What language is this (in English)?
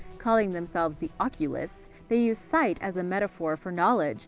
English